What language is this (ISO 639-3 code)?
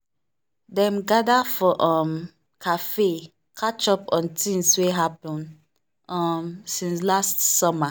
pcm